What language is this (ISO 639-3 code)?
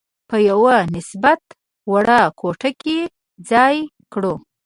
pus